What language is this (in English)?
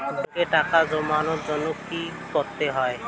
Bangla